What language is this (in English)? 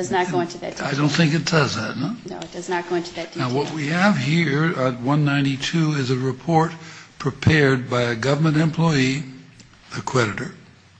English